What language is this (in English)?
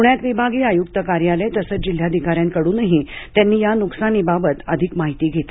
Marathi